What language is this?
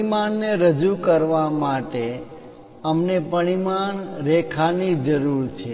Gujarati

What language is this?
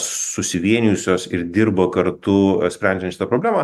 Lithuanian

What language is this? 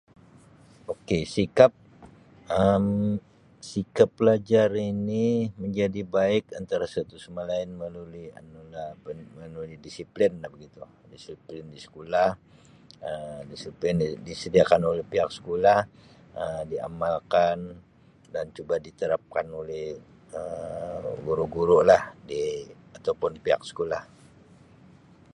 Sabah Malay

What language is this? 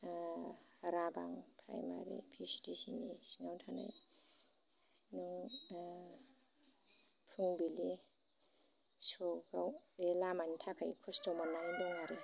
Bodo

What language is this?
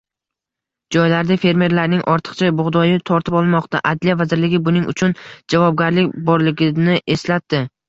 Uzbek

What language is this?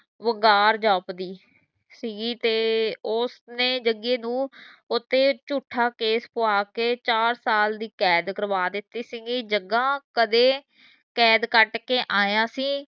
Punjabi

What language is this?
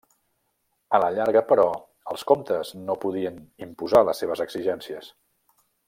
Catalan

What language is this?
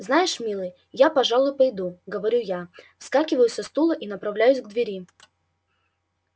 Russian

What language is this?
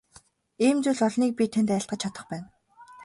Mongolian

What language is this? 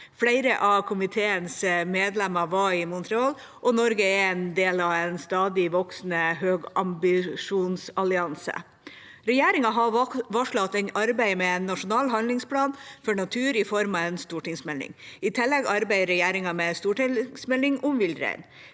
Norwegian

